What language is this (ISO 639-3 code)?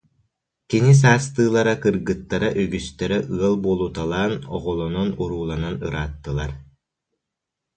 sah